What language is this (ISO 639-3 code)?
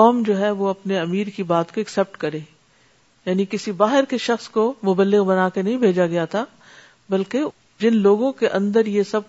urd